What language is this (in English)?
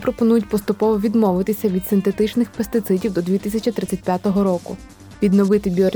Ukrainian